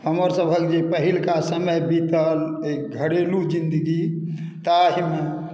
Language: Maithili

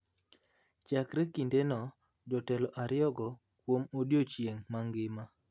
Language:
Luo (Kenya and Tanzania)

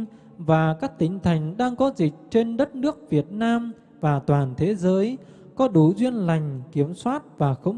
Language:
Vietnamese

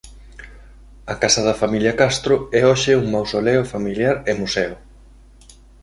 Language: Galician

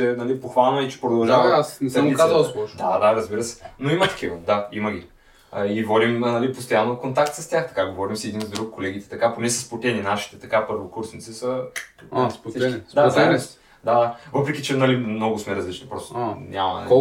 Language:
Bulgarian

